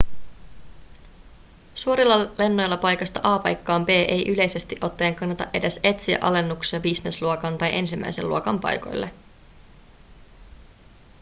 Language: Finnish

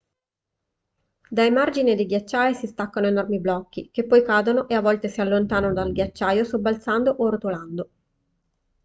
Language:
Italian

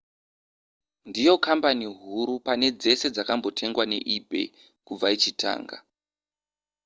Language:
Shona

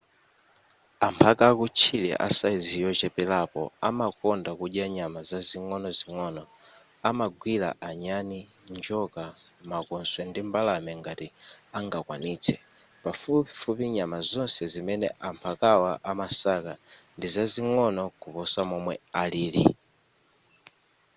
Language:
Nyanja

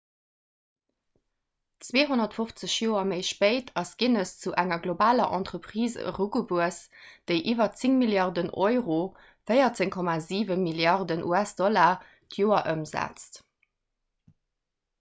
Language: Luxembourgish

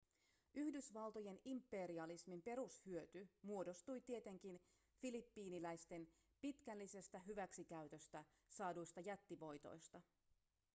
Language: Finnish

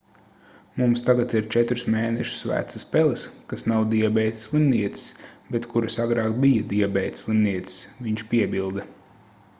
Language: Latvian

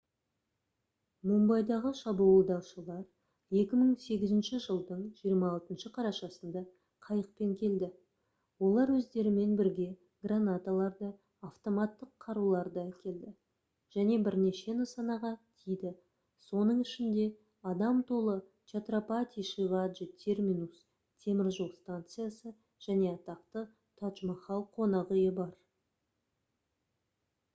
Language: Kazakh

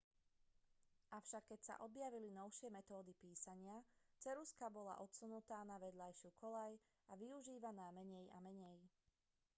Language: Slovak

